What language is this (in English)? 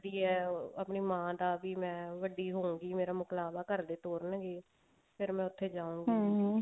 Punjabi